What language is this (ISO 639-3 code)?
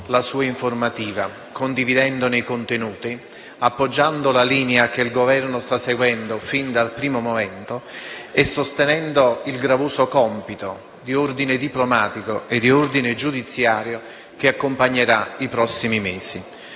ita